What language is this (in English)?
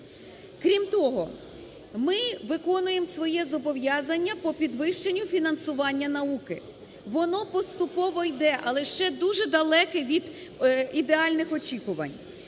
Ukrainian